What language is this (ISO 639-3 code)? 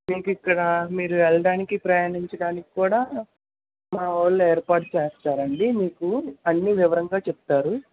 tel